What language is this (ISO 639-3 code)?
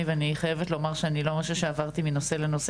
heb